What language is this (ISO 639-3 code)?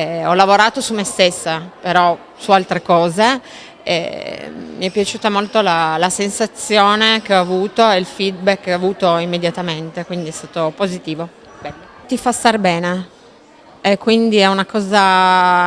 ita